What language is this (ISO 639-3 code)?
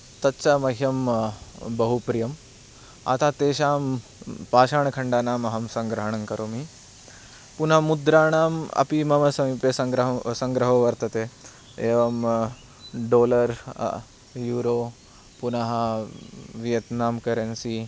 san